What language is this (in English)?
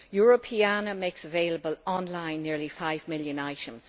English